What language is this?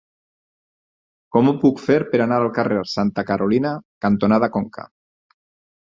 Catalan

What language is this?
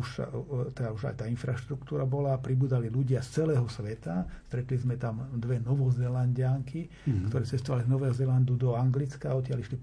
Slovak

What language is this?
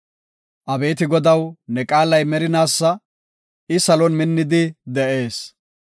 Gofa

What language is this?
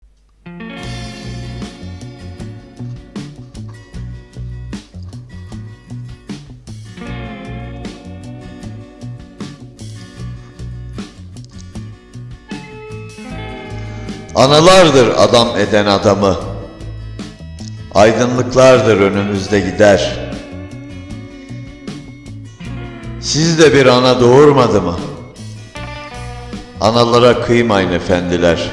Turkish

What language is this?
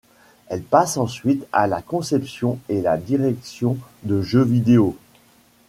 French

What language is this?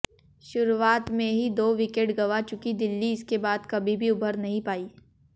Hindi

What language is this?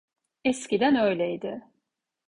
Turkish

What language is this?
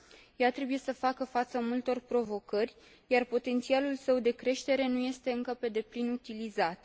Romanian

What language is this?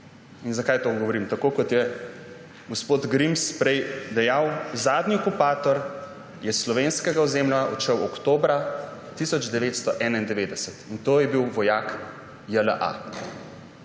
Slovenian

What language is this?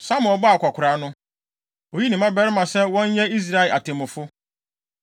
Akan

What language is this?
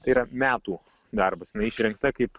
Lithuanian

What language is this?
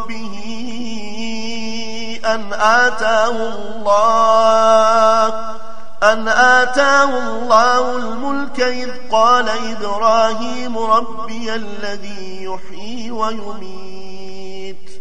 Arabic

